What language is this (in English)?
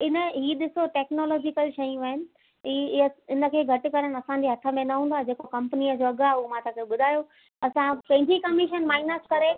Sindhi